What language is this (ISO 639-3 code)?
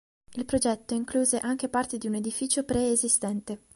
ita